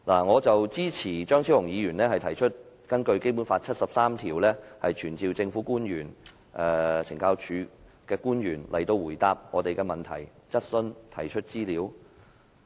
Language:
Cantonese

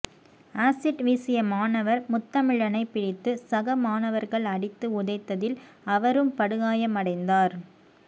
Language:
Tamil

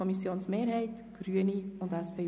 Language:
Swiss German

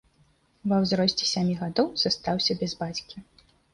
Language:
Belarusian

